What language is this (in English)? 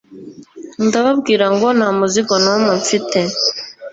Kinyarwanda